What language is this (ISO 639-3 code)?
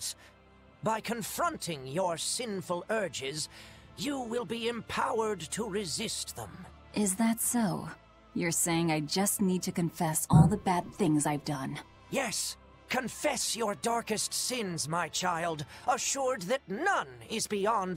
eng